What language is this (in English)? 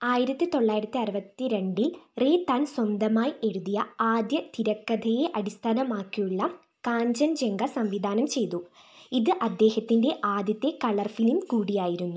Malayalam